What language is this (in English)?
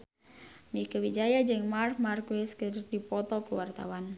Sundanese